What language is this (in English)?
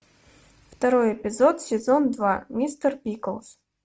Russian